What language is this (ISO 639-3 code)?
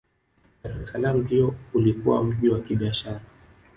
swa